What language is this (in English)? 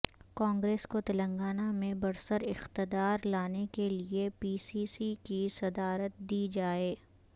Urdu